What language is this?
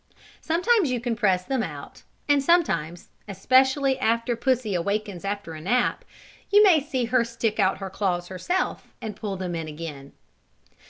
English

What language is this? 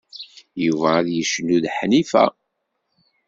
Kabyle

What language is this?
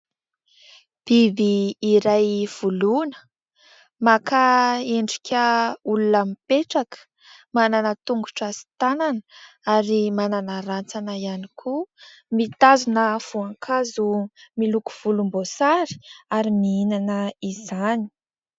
Malagasy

